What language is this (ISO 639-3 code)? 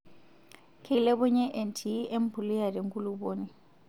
mas